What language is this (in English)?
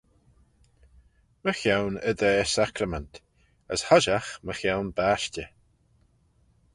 Manx